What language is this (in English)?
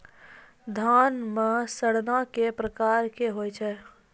Maithili